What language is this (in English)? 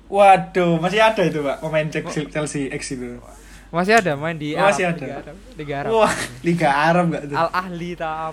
Indonesian